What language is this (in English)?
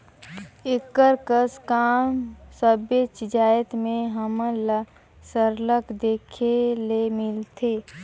Chhattisgarhi